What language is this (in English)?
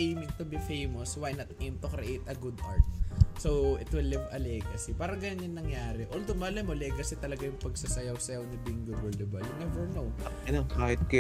Filipino